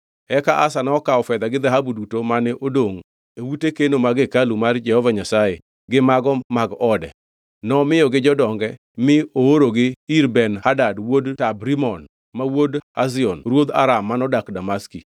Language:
Luo (Kenya and Tanzania)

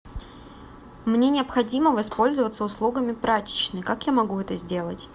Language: Russian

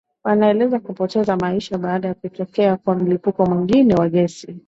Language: Swahili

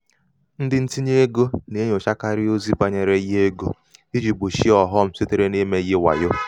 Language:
Igbo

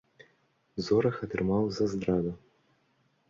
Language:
Belarusian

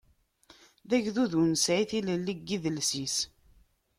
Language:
Kabyle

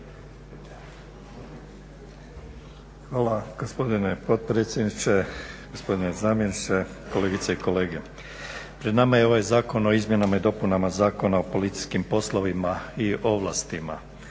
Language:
Croatian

